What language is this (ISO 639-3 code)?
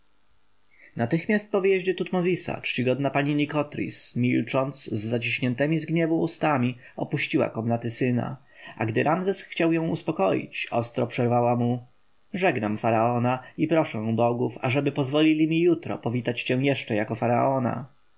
pol